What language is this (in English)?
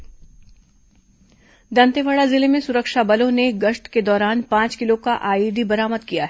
Hindi